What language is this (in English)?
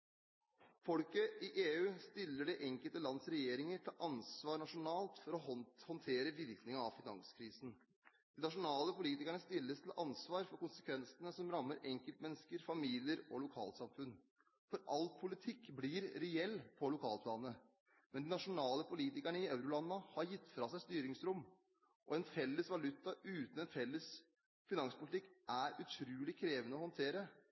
Norwegian Bokmål